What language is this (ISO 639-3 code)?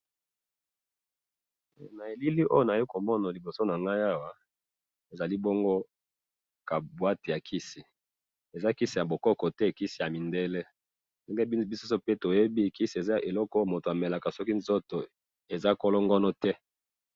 lin